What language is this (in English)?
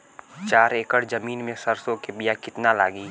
Bhojpuri